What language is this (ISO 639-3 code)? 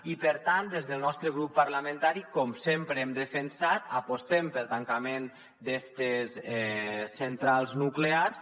cat